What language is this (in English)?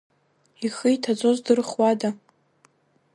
Abkhazian